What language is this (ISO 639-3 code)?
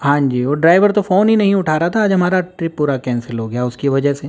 urd